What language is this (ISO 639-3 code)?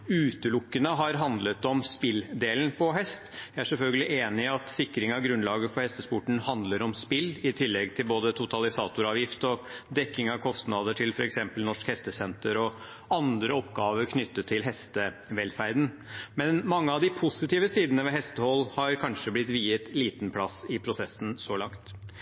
nob